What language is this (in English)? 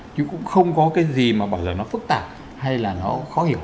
Vietnamese